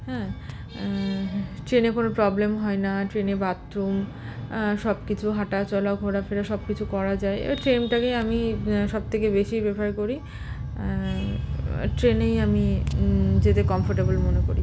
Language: Bangla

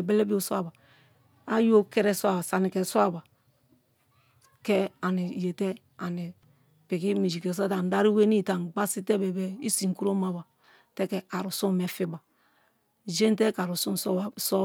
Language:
Kalabari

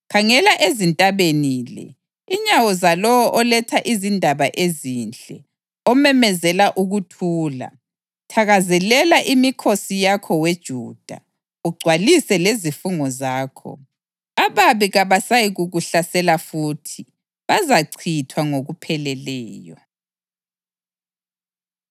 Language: North Ndebele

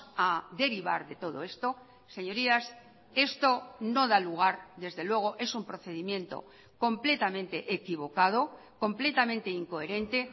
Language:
Spanish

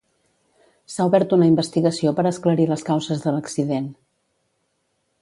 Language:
Catalan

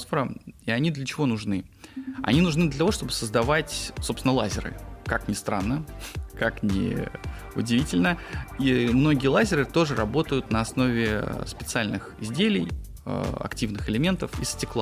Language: Russian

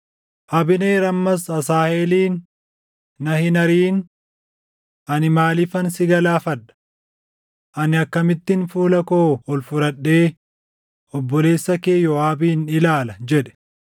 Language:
Oromo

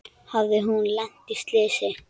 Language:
Icelandic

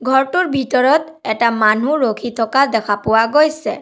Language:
Assamese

